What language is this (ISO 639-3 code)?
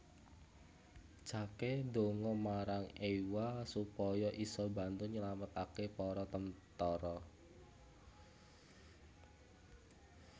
jav